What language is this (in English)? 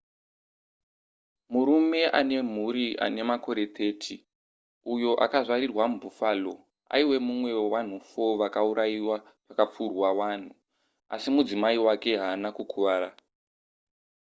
Shona